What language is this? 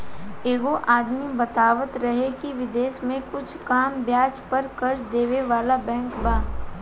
Bhojpuri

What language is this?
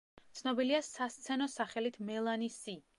Georgian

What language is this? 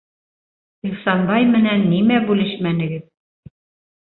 Bashkir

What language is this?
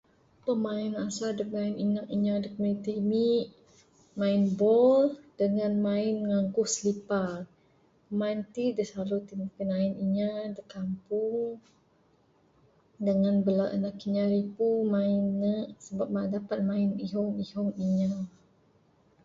Bukar-Sadung Bidayuh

